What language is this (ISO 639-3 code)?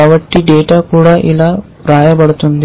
tel